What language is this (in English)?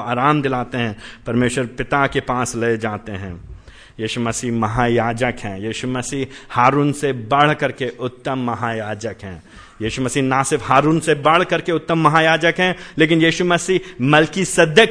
Hindi